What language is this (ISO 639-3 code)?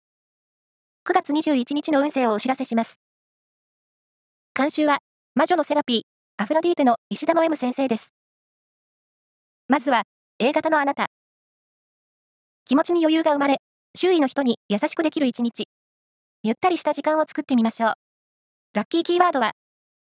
jpn